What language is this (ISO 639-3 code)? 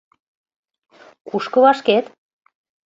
chm